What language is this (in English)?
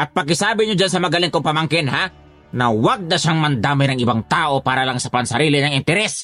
Filipino